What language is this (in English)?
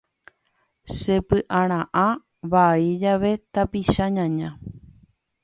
Guarani